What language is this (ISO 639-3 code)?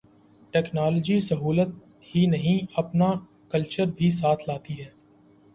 urd